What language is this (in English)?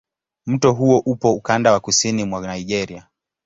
Swahili